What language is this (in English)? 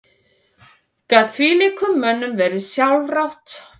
Icelandic